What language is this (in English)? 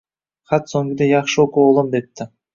Uzbek